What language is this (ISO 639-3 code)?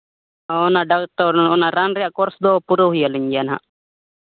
sat